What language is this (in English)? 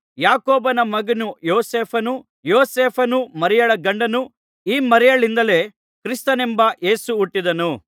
Kannada